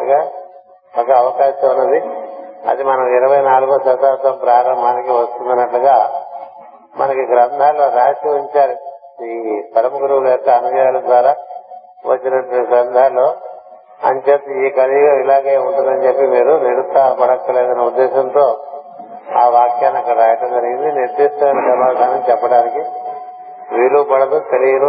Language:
Telugu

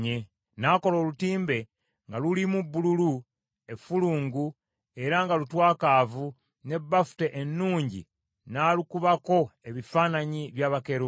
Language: Ganda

